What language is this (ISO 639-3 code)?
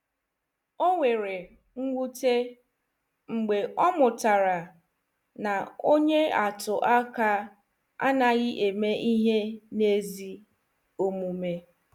ibo